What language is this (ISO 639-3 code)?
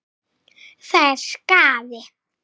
isl